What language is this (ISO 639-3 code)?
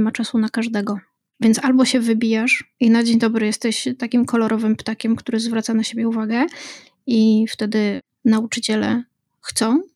pol